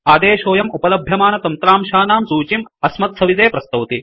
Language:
Sanskrit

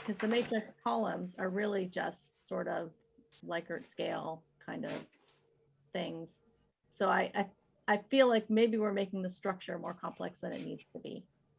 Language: English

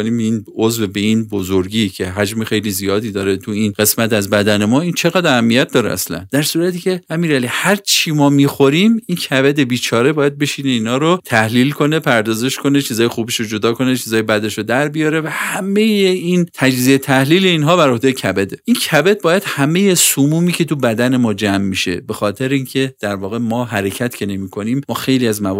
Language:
Persian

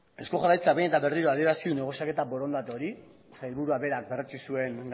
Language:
Basque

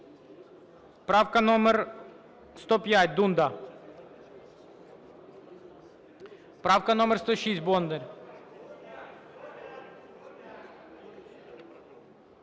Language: Ukrainian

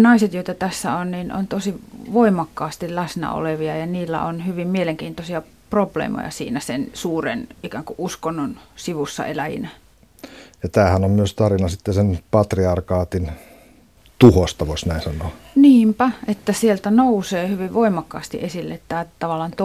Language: Finnish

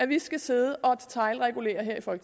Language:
Danish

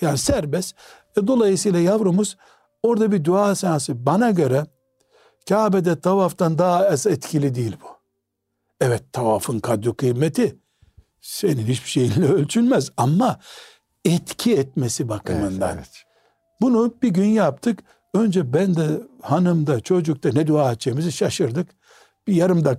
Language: Turkish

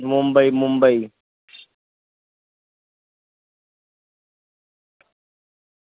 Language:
Dogri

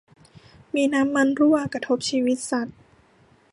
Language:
Thai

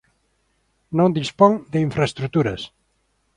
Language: Galician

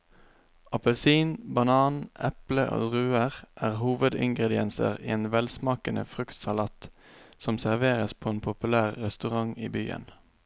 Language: Norwegian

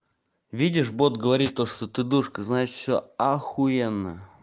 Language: Russian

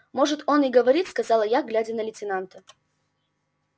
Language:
Russian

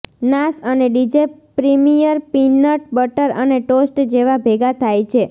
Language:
Gujarati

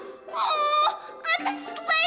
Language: Indonesian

